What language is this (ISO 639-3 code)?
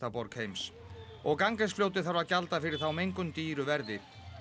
isl